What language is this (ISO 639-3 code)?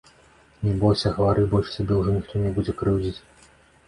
bel